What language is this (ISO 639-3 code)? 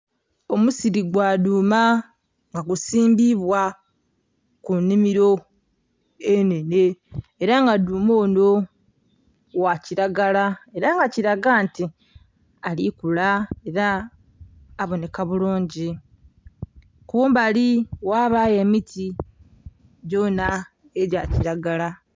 xog